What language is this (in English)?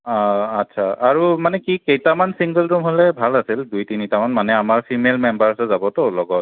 Assamese